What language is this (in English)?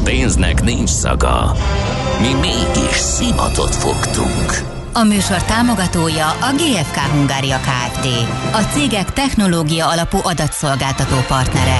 Hungarian